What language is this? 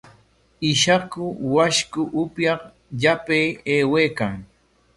Corongo Ancash Quechua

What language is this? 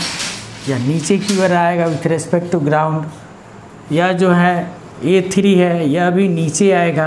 Hindi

